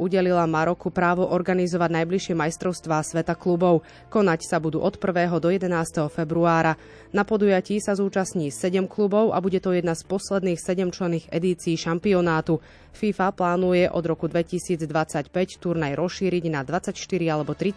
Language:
Slovak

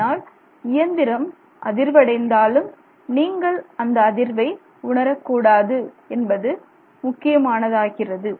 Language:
Tamil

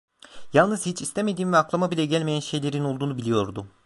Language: Turkish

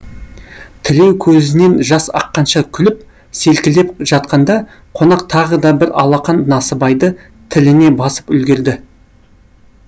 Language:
Kazakh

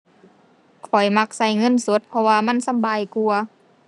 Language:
Thai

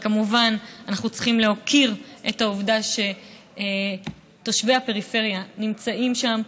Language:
Hebrew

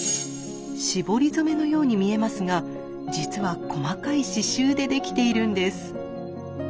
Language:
Japanese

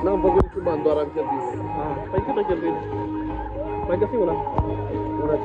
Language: Romanian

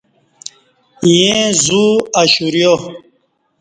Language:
Kati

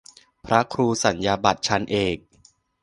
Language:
Thai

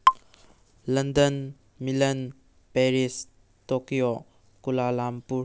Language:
Manipuri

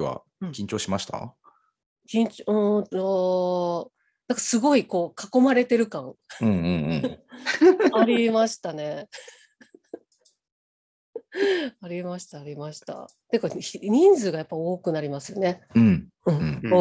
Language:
Japanese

